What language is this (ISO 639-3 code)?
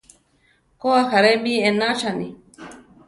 tar